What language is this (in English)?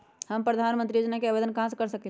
Magahi